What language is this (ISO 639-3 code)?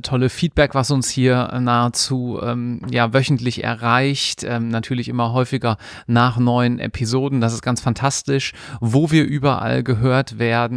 deu